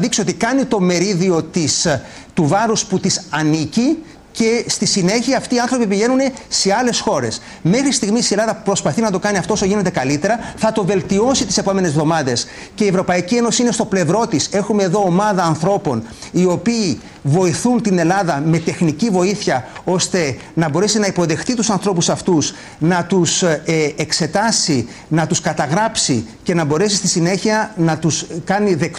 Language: Greek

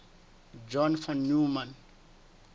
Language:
Southern Sotho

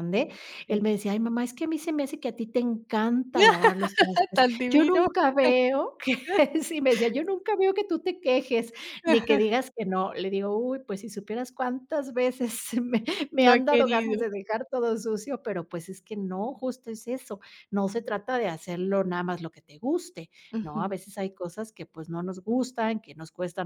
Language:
Spanish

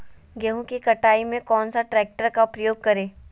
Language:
Magahi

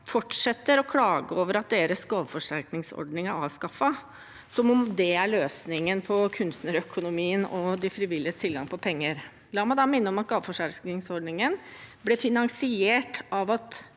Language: Norwegian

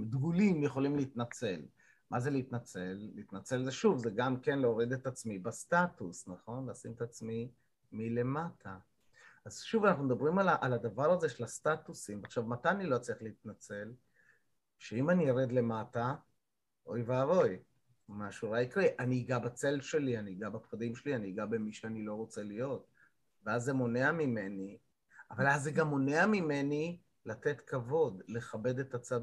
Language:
Hebrew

